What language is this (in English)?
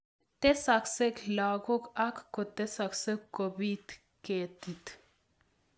Kalenjin